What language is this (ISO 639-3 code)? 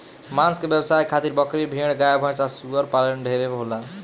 bho